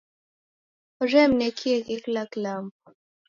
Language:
Taita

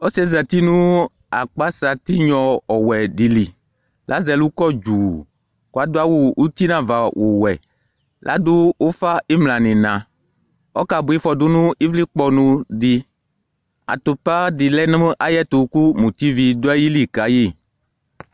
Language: Ikposo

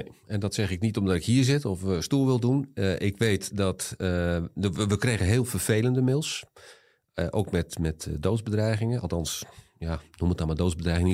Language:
Dutch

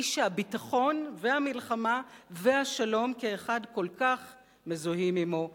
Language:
Hebrew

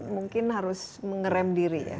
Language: Indonesian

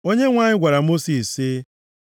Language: Igbo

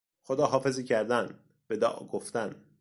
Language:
Persian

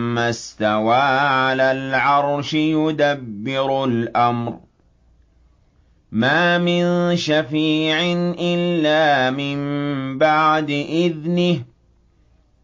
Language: Arabic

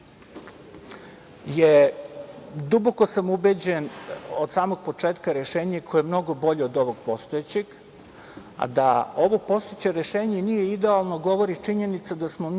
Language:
Serbian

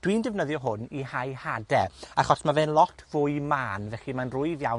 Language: Welsh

